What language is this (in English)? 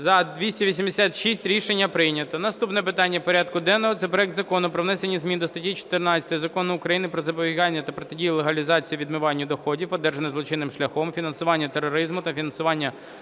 Ukrainian